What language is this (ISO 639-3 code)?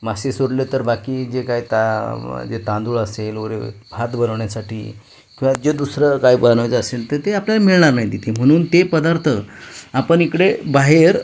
mar